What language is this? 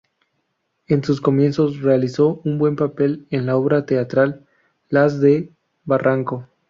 Spanish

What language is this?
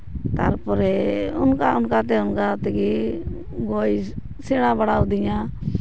Santali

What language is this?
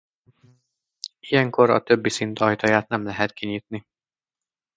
Hungarian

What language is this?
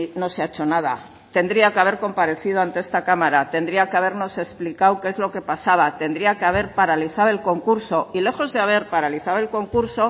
Spanish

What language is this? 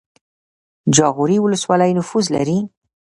Pashto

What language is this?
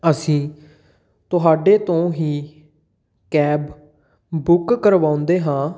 Punjabi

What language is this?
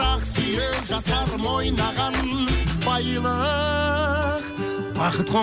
Kazakh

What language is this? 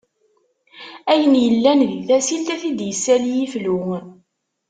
Kabyle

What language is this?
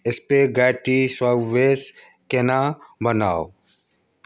Maithili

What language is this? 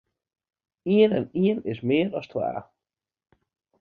Western Frisian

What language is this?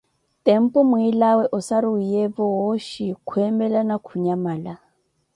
Koti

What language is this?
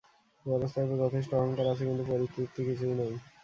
Bangla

